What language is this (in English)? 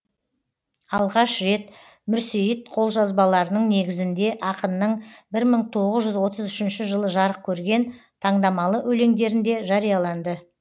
Kazakh